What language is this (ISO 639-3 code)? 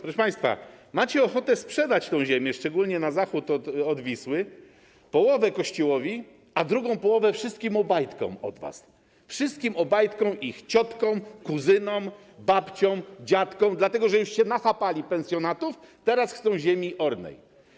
pol